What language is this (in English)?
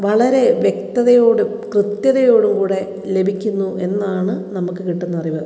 Malayalam